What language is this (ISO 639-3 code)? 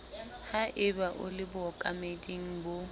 sot